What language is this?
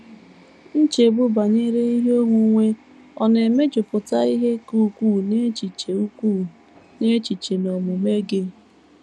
Igbo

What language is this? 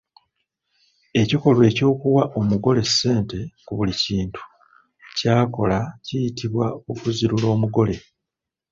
Ganda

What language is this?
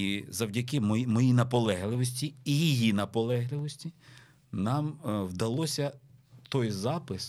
Ukrainian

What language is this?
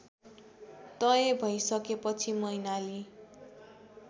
Nepali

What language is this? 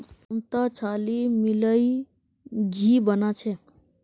Magahi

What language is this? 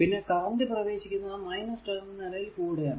Malayalam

